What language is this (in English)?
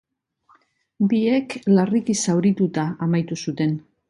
Basque